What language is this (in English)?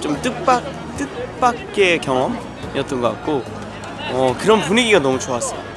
Korean